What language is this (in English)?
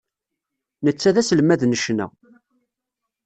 Kabyle